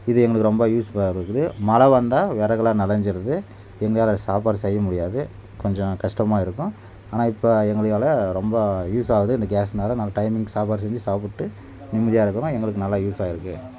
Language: Tamil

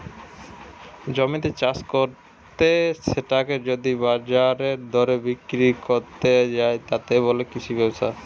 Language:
Bangla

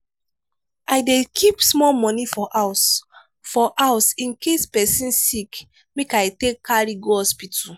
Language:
Nigerian Pidgin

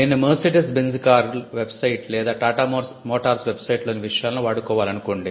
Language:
Telugu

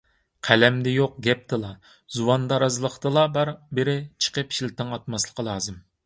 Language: Uyghur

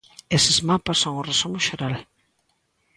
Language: Galician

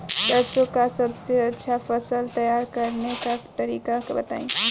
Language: Bhojpuri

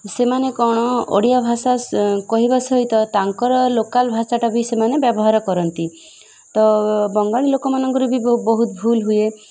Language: Odia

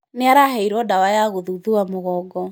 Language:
Kikuyu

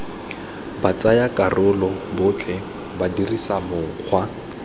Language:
Tswana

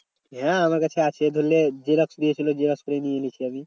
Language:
Bangla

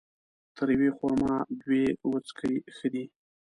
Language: Pashto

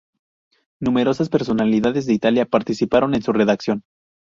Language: Spanish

